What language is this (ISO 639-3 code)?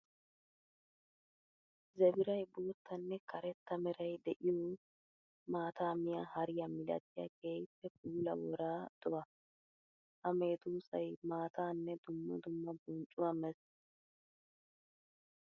wal